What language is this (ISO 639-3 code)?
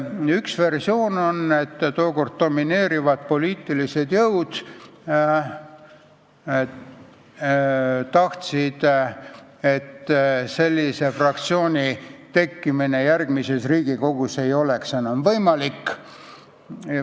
est